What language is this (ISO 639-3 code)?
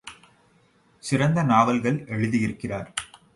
tam